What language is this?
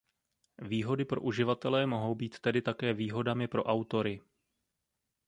Czech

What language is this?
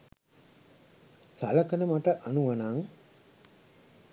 Sinhala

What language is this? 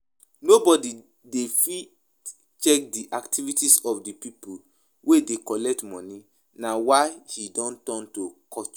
Nigerian Pidgin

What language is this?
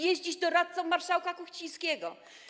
Polish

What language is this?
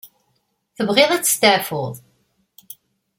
Kabyle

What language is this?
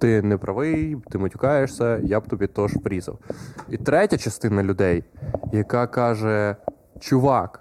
Ukrainian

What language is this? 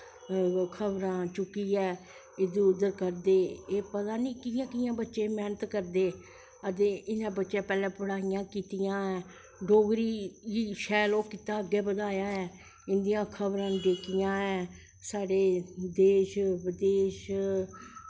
Dogri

